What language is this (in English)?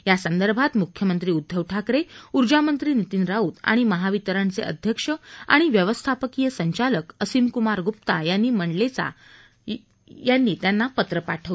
Marathi